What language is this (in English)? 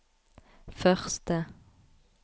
Norwegian